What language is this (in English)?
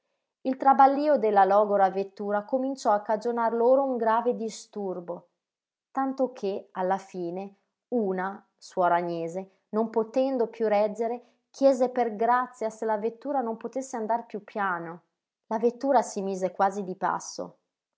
Italian